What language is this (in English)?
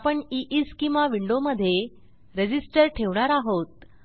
Marathi